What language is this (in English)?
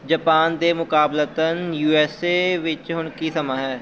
Punjabi